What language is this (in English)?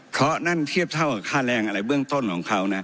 Thai